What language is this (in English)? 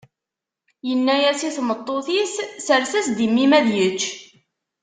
Kabyle